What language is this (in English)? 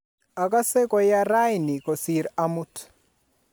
Kalenjin